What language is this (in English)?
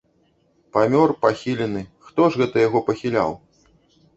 Belarusian